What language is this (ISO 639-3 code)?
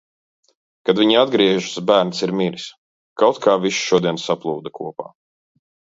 lav